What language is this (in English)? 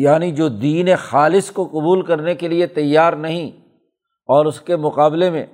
Urdu